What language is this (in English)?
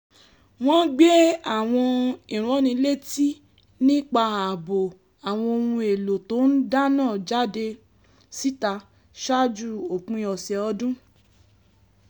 Yoruba